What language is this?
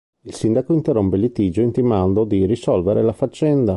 Italian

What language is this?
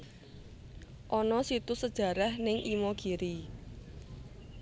Javanese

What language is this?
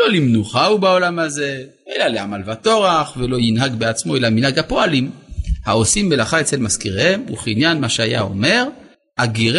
Hebrew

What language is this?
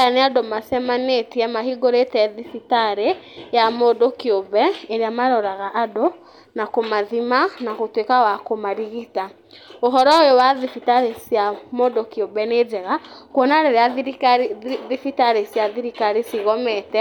Kikuyu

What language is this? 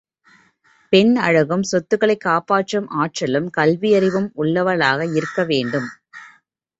Tamil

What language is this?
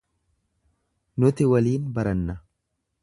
Oromo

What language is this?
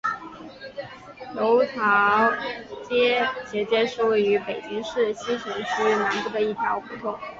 Chinese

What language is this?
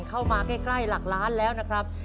Thai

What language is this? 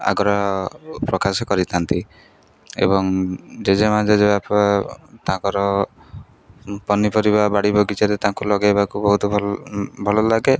Odia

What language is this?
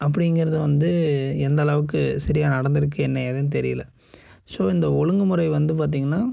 Tamil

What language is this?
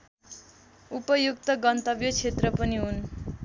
Nepali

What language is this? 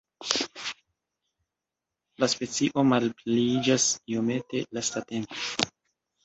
Esperanto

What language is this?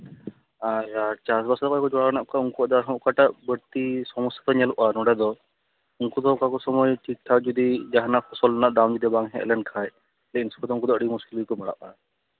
Santali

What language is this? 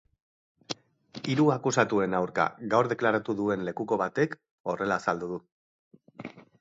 Basque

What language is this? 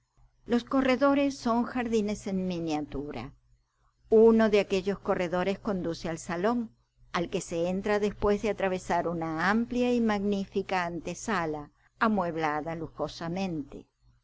Spanish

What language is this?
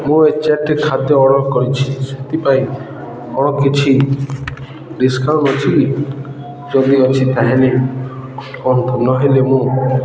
Odia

